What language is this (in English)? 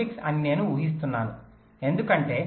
Telugu